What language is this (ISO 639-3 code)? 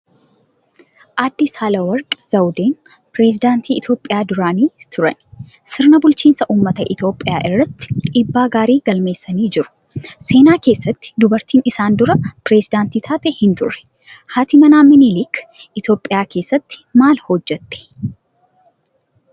orm